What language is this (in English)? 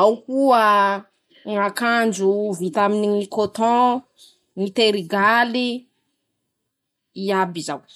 Masikoro Malagasy